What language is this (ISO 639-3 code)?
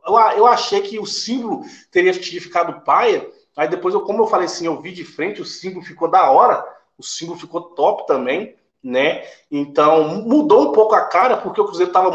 por